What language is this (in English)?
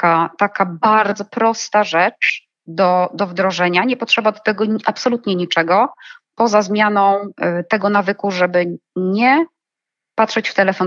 Polish